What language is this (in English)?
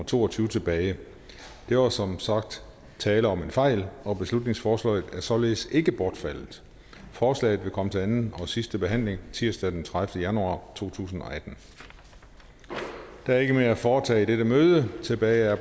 Danish